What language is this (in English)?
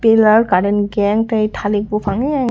Kok Borok